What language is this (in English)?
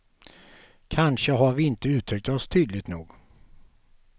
Swedish